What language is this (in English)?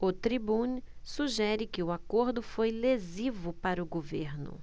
Portuguese